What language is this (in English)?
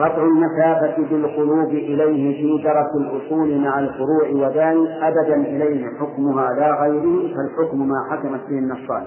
Arabic